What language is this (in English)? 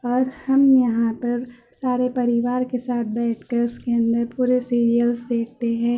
Urdu